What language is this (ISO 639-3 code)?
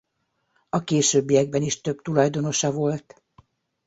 hun